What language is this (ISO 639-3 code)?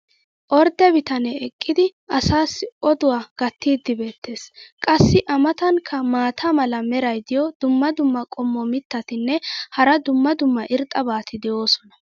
wal